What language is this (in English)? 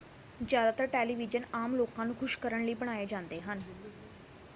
Punjabi